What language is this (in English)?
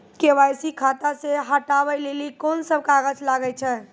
Maithili